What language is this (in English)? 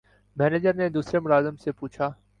Urdu